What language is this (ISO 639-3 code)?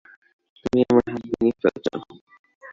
ben